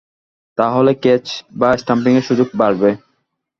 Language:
Bangla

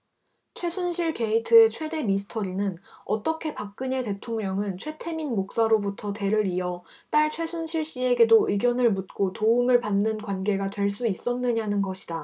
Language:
Korean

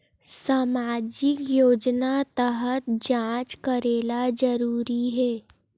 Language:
Chhattisgarhi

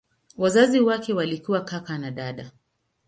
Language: Swahili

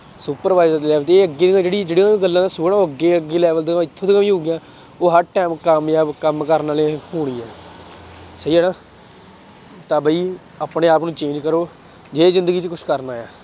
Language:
Punjabi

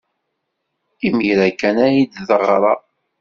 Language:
Kabyle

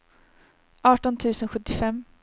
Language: Swedish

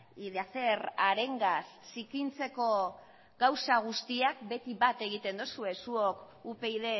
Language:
Basque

